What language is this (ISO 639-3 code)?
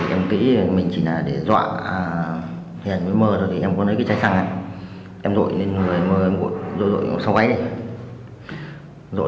vie